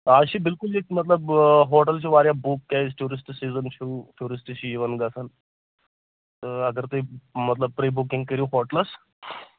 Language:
Kashmiri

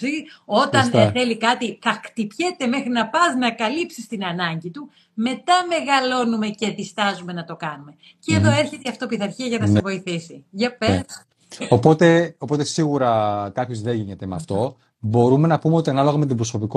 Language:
Greek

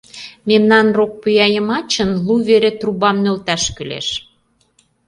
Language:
Mari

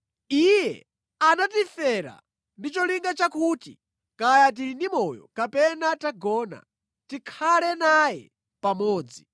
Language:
Nyanja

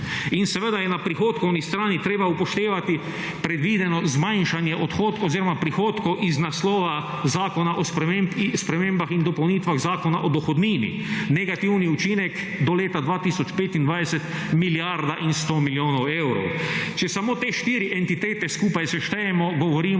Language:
Slovenian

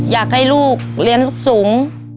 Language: Thai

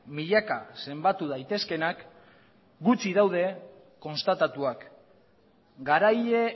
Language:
Basque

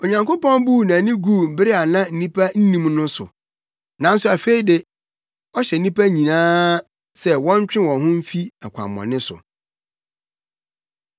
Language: Akan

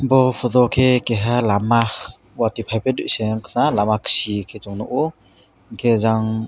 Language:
Kok Borok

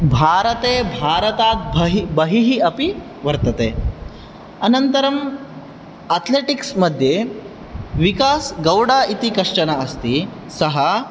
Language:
Sanskrit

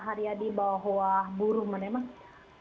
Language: Indonesian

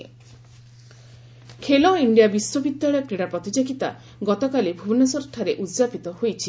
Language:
Odia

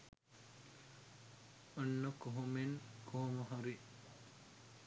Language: Sinhala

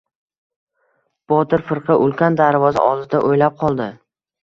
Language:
Uzbek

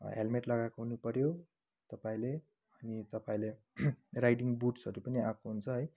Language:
Nepali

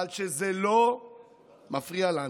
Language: Hebrew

